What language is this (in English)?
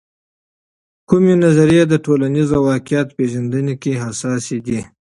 Pashto